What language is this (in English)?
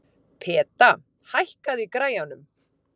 Icelandic